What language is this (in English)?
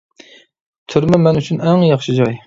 Uyghur